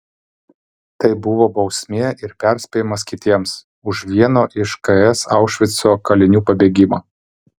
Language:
Lithuanian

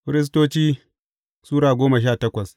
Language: Hausa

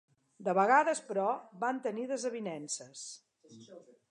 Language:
Catalan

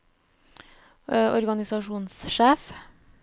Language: Norwegian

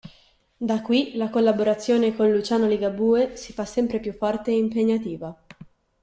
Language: Italian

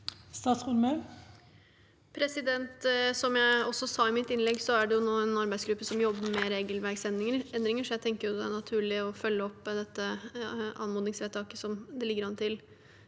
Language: Norwegian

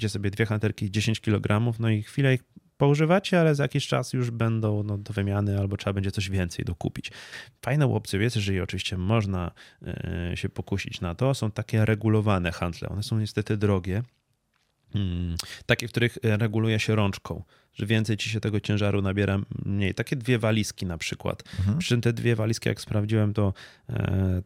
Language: Polish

